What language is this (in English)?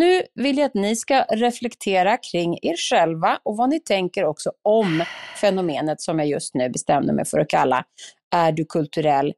Swedish